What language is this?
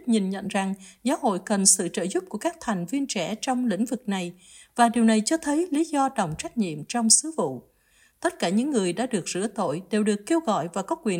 Vietnamese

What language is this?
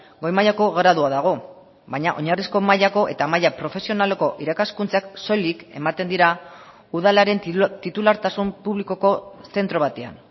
Basque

